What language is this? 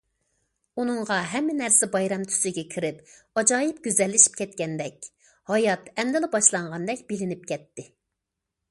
Uyghur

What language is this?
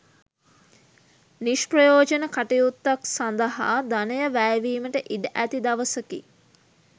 Sinhala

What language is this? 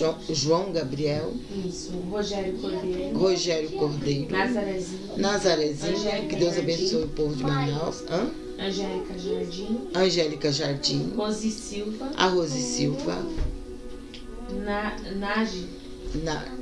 Portuguese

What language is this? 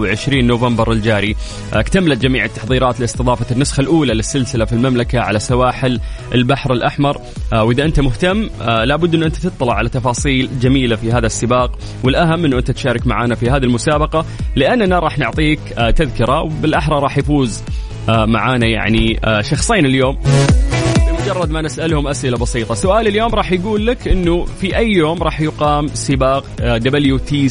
Arabic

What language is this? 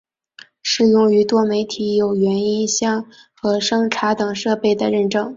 Chinese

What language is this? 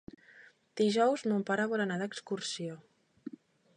Catalan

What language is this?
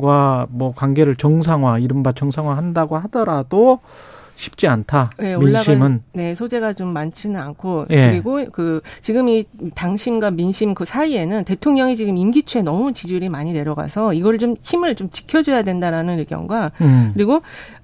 Korean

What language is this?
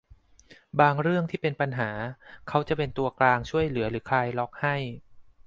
Thai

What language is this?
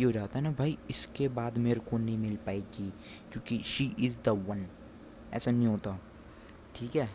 Hindi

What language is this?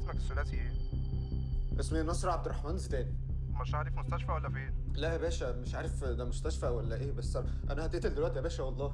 Arabic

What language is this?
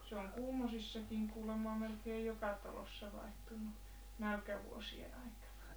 Finnish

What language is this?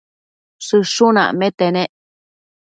Matsés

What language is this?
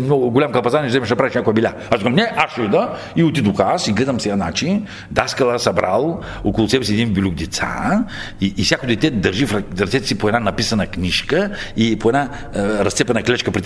Bulgarian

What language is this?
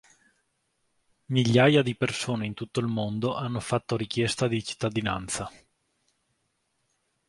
Italian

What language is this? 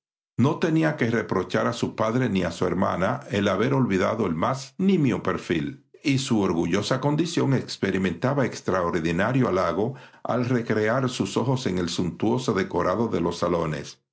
Spanish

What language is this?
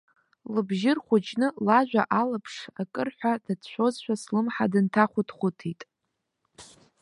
Abkhazian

